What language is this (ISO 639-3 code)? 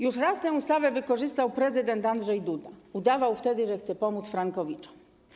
pol